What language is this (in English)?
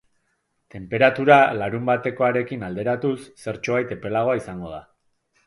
Basque